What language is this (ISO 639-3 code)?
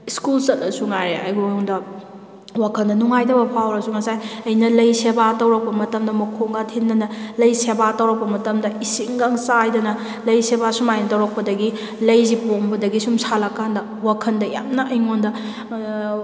mni